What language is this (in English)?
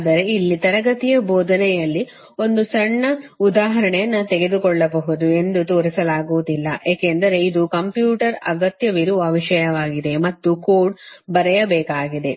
Kannada